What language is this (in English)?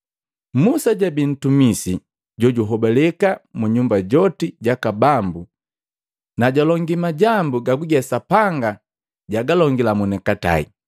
Matengo